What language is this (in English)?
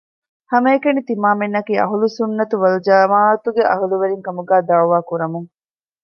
Divehi